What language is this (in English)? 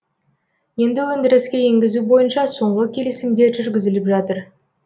Kazakh